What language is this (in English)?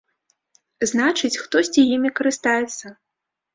Belarusian